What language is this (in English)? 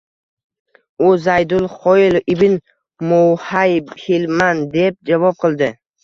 Uzbek